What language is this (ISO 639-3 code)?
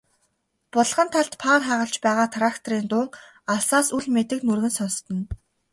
mon